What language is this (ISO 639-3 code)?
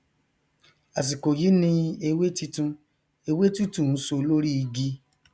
yor